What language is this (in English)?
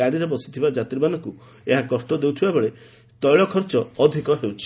Odia